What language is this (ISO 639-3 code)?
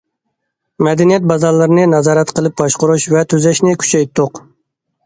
uig